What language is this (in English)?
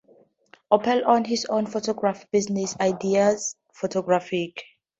English